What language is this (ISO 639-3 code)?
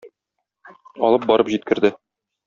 tat